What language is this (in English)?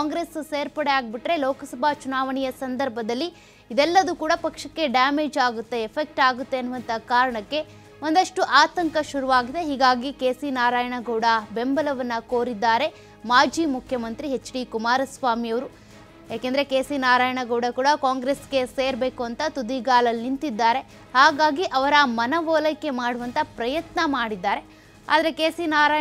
Kannada